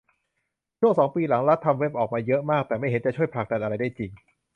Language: Thai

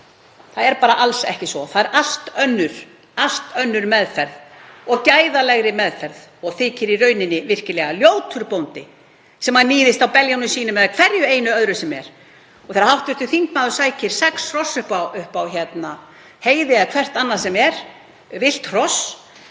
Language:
Icelandic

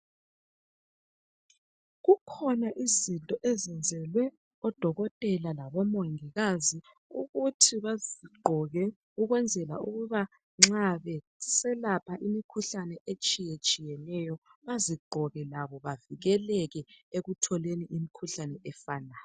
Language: North Ndebele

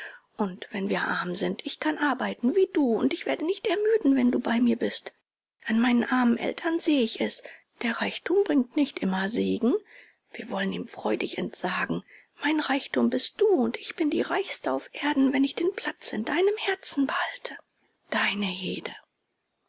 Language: German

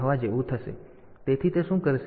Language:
Gujarati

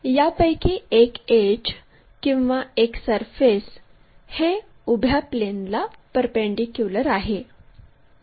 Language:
Marathi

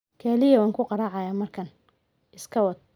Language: Somali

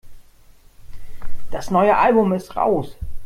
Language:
German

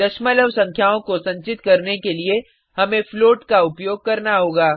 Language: Hindi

